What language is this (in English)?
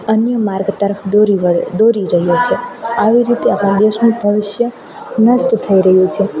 Gujarati